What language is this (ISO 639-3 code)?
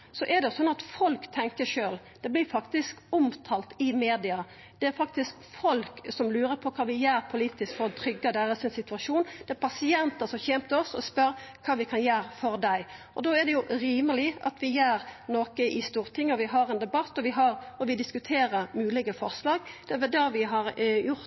nno